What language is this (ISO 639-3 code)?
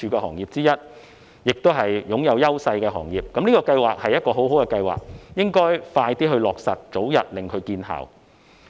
yue